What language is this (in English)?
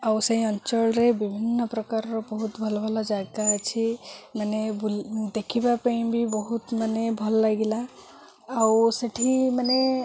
Odia